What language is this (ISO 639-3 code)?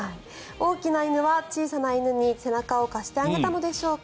jpn